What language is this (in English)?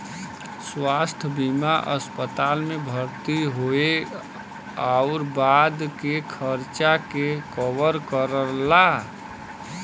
Bhojpuri